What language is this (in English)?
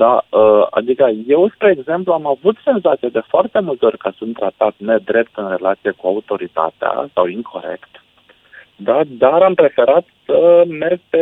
Romanian